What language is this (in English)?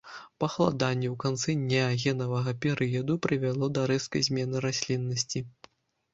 Belarusian